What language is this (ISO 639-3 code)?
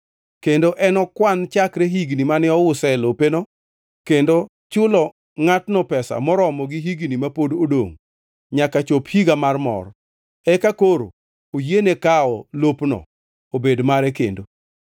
luo